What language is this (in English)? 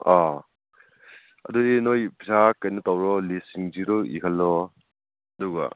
Manipuri